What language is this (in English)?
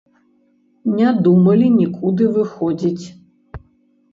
Belarusian